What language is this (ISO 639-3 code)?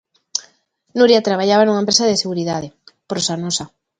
glg